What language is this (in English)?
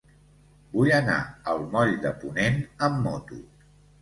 Catalan